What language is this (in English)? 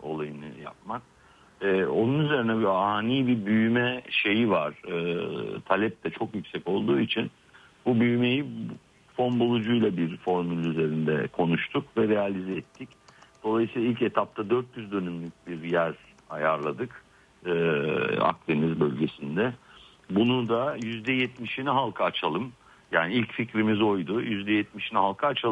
Turkish